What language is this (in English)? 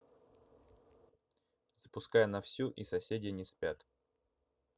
Russian